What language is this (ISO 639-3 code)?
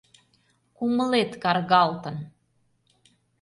chm